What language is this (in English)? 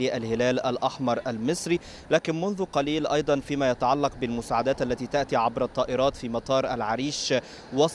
Arabic